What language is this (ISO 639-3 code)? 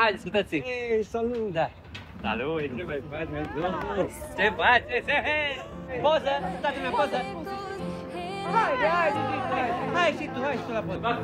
ron